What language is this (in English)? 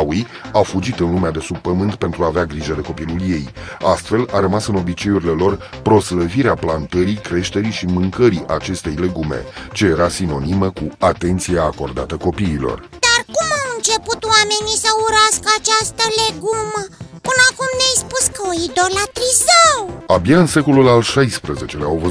Romanian